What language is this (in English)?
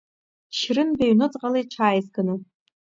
Abkhazian